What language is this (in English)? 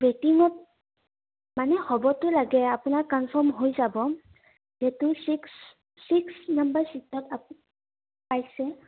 Assamese